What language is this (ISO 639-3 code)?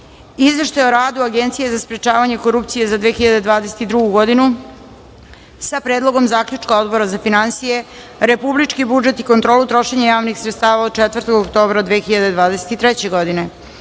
srp